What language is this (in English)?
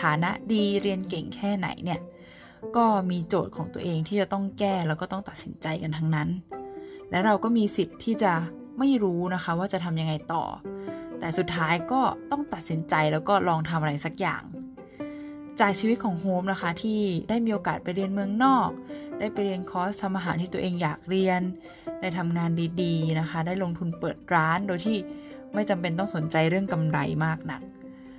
Thai